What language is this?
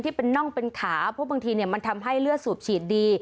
Thai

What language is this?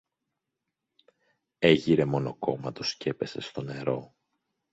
Greek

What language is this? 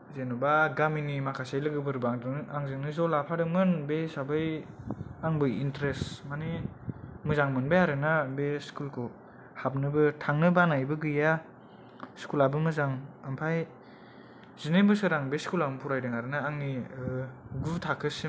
Bodo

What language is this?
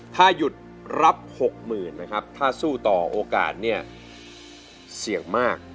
Thai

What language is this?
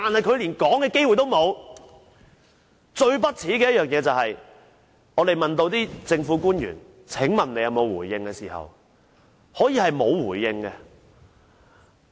Cantonese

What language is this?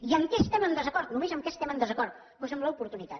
Catalan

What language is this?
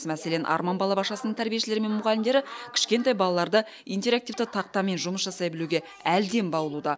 Kazakh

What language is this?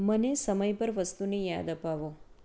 Gujarati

